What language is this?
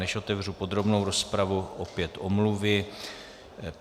Czech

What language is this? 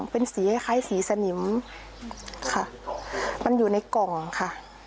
Thai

